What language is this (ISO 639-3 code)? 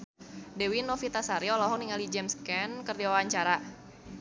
sun